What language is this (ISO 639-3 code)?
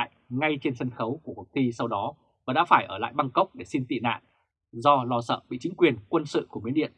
vie